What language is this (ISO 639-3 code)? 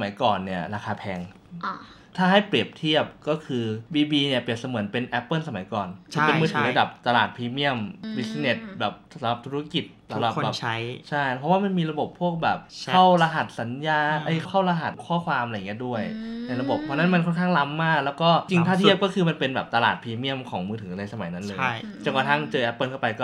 tha